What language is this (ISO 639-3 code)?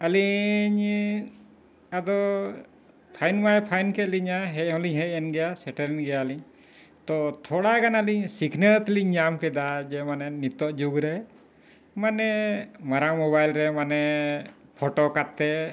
sat